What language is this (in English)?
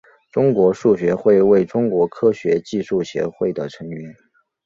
Chinese